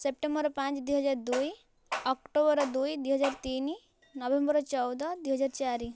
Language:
Odia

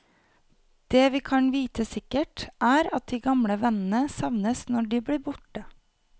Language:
Norwegian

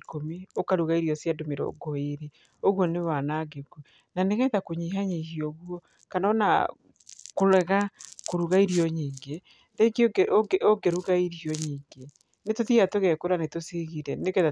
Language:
Kikuyu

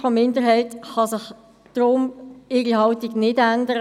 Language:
Swiss German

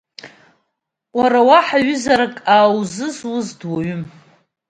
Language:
Abkhazian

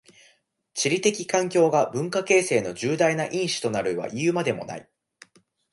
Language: Japanese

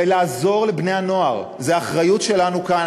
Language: Hebrew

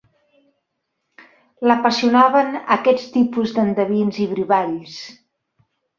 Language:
Catalan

